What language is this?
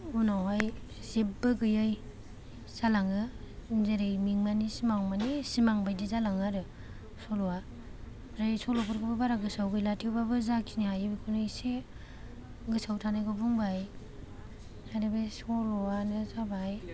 Bodo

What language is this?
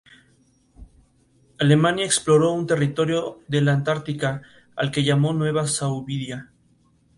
Spanish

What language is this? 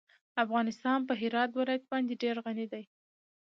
Pashto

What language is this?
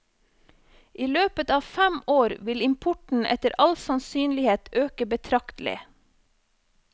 Norwegian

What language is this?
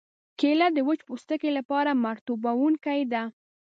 Pashto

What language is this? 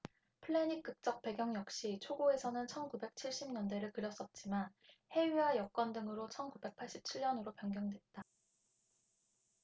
Korean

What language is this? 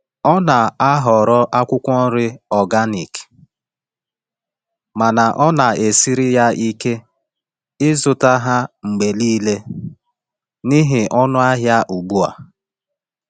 Igbo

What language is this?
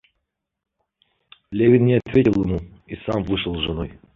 Russian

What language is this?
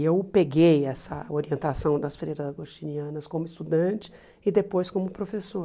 Portuguese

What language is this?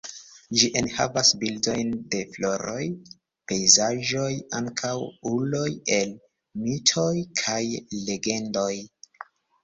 Esperanto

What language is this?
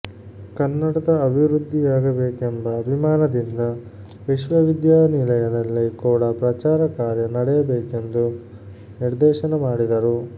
Kannada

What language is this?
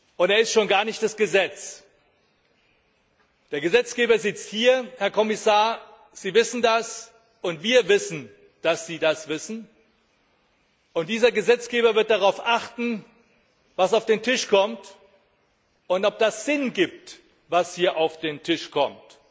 German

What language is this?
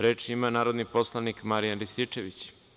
Serbian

